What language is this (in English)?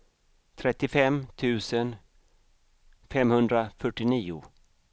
Swedish